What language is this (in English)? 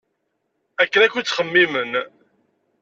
Kabyle